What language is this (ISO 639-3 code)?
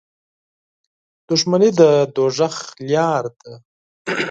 pus